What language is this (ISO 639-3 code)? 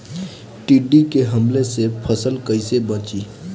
bho